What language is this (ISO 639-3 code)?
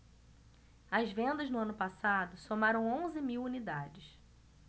por